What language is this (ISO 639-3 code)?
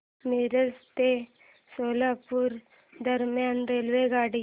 mar